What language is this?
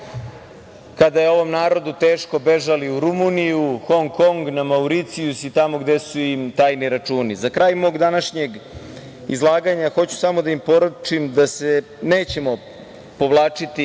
Serbian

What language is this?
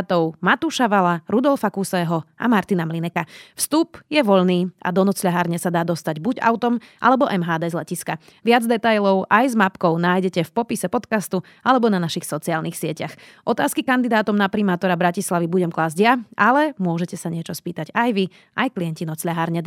Slovak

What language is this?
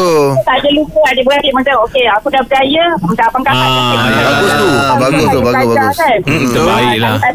Malay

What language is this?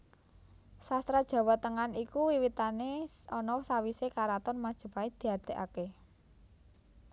Javanese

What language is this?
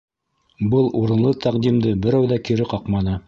Bashkir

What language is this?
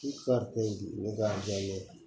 Maithili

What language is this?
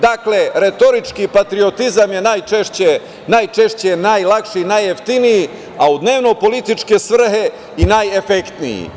Serbian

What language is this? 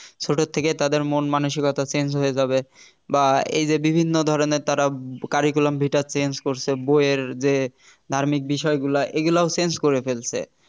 Bangla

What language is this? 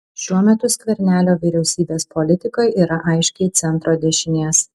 Lithuanian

